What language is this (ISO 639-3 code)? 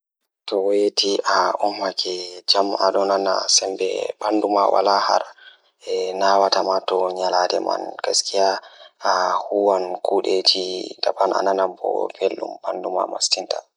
ful